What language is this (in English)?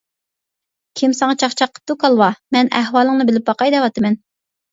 Uyghur